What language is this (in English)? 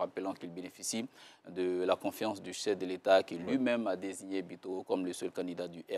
French